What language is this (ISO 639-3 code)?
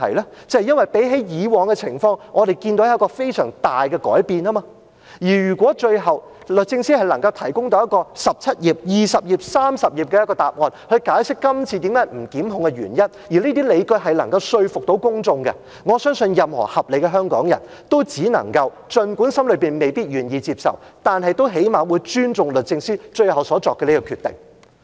yue